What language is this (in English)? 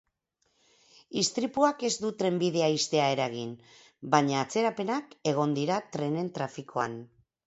Basque